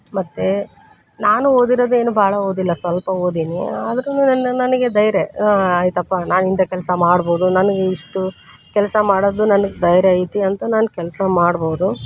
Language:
Kannada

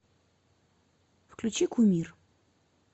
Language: Russian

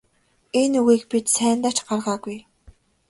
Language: Mongolian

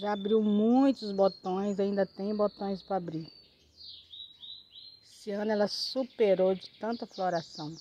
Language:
Portuguese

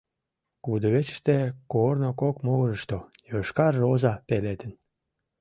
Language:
Mari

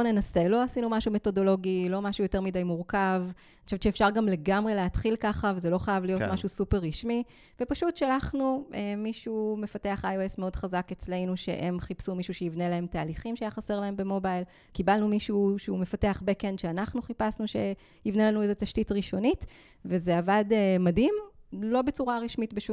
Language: Hebrew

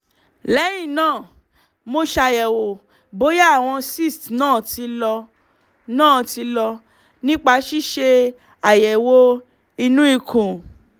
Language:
Yoruba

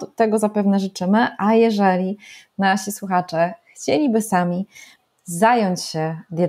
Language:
Polish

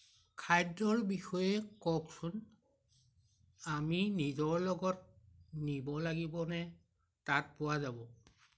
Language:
Assamese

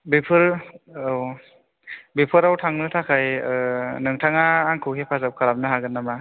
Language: Bodo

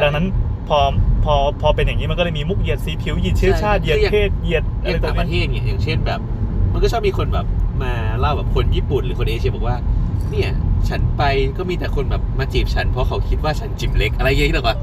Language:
Thai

